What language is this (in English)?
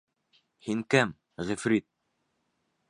Bashkir